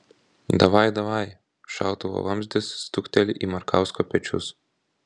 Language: Lithuanian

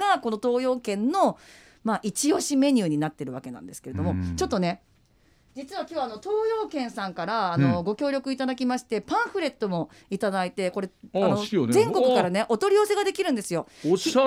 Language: Japanese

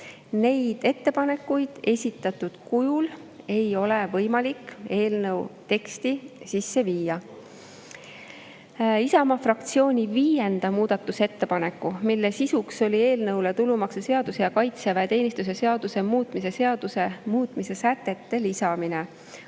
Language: Estonian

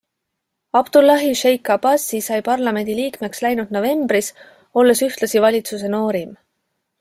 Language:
Estonian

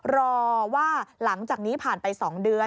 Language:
Thai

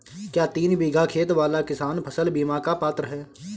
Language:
Hindi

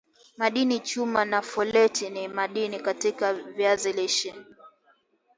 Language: Swahili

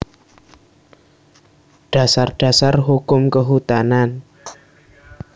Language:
Javanese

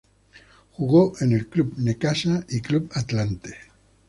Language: Spanish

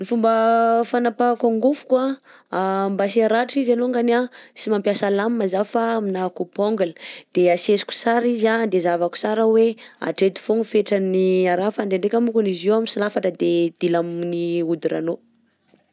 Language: Southern Betsimisaraka Malagasy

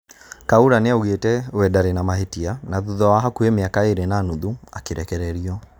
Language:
Kikuyu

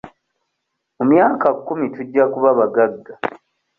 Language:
Ganda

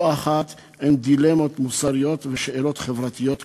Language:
Hebrew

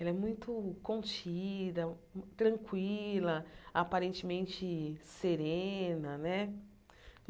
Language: Portuguese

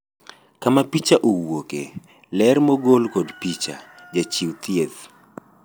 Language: Luo (Kenya and Tanzania)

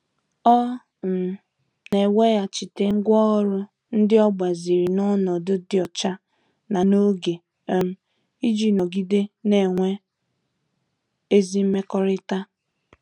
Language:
Igbo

